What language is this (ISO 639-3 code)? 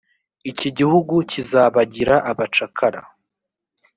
kin